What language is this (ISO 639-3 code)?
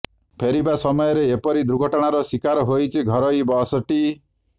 ori